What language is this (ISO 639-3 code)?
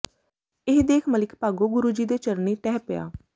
pan